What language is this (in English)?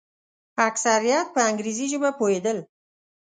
Pashto